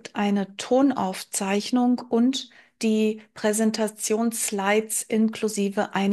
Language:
German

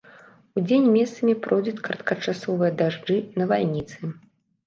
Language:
Belarusian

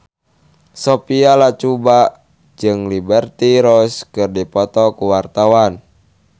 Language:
Sundanese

